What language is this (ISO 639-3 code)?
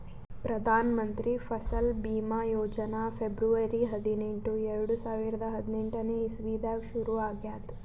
kan